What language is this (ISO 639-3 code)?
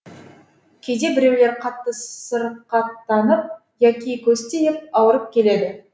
kaz